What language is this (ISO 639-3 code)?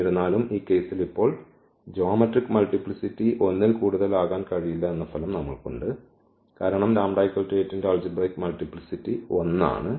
mal